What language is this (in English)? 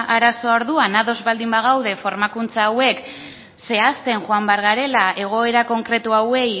Basque